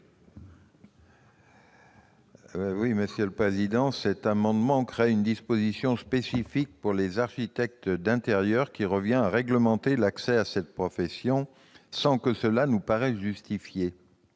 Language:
French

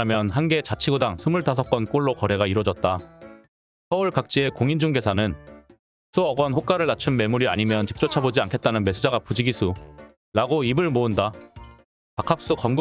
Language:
Korean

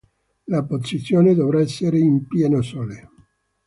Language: Italian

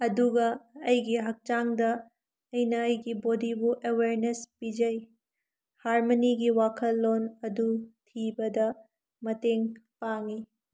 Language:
Manipuri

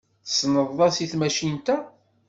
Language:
Kabyle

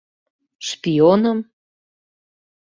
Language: Mari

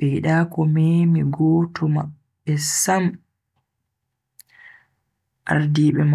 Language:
Bagirmi Fulfulde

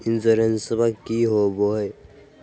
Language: Magahi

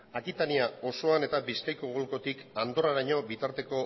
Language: Basque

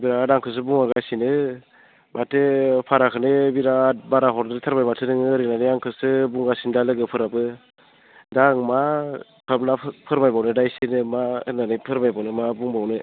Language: Bodo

